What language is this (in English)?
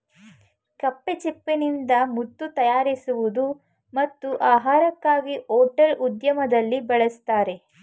Kannada